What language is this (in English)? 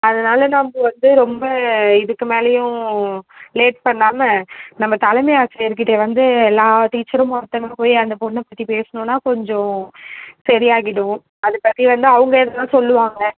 Tamil